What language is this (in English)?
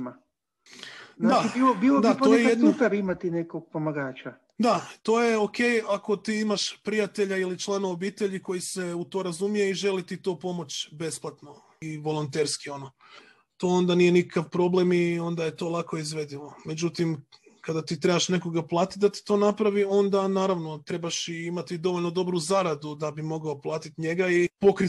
Croatian